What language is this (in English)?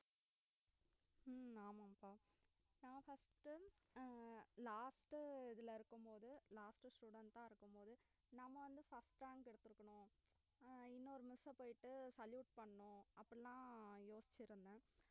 Tamil